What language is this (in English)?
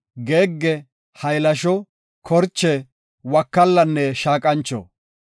Gofa